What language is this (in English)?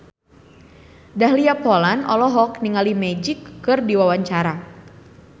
Sundanese